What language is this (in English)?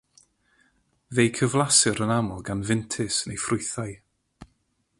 Welsh